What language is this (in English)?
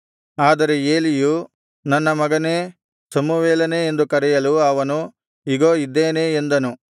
Kannada